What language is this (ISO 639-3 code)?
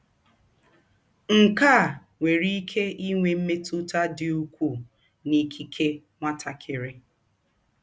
ibo